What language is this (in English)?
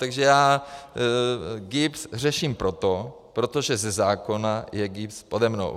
Czech